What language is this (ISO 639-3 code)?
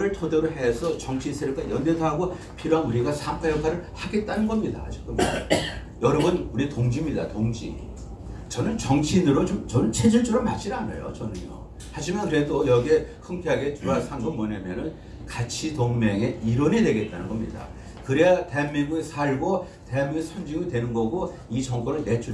kor